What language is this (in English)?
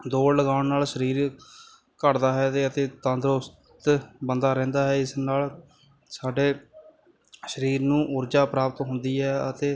Punjabi